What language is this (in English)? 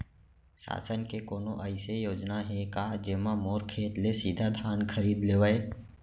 Chhattisgarhi